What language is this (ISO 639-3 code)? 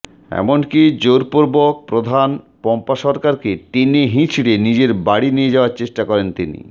ben